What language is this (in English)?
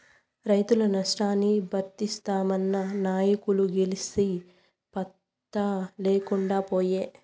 Telugu